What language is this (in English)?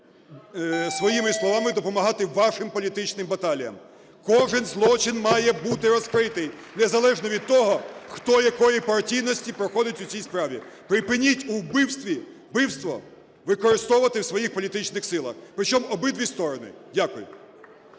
Ukrainian